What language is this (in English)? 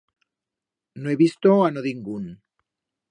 Aragonese